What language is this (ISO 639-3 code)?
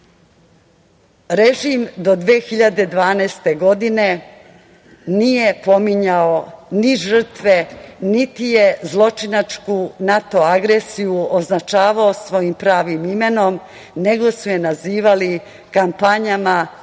srp